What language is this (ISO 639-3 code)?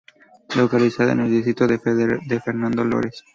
spa